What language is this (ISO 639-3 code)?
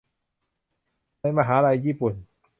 tha